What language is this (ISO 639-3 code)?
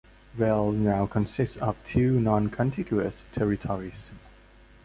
eng